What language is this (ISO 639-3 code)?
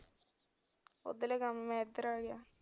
pan